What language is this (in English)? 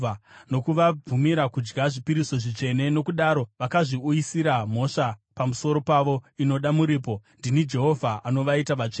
Shona